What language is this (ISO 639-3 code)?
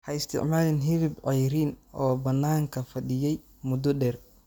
som